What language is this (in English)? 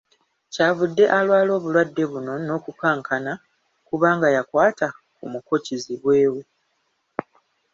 Ganda